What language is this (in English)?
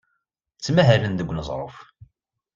Kabyle